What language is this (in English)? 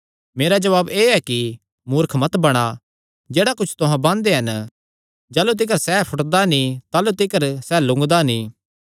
Kangri